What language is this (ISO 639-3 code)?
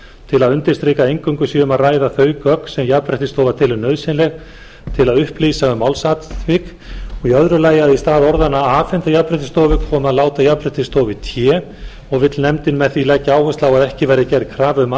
isl